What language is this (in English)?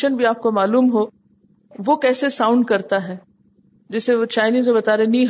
Urdu